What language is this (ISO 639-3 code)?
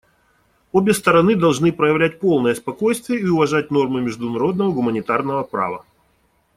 rus